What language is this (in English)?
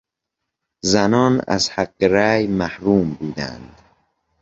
Persian